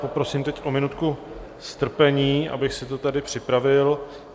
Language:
Czech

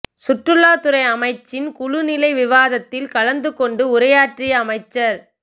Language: Tamil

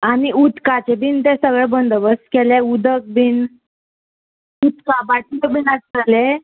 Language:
Konkani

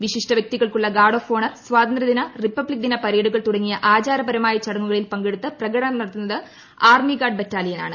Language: Malayalam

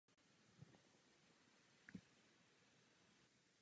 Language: Czech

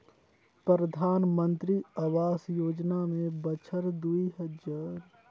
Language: Chhattisgarhi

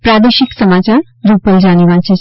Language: Gujarati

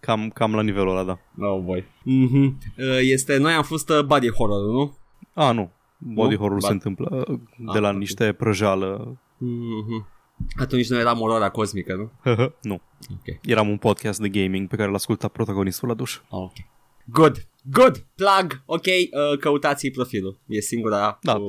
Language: Romanian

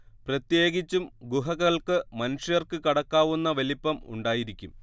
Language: Malayalam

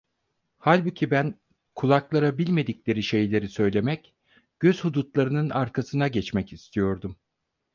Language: Turkish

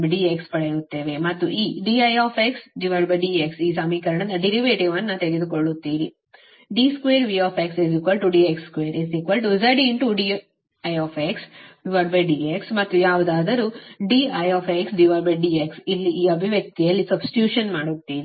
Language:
Kannada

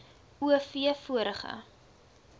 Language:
Afrikaans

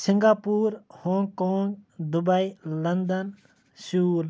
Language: Kashmiri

